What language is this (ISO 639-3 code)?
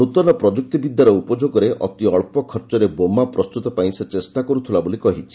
ori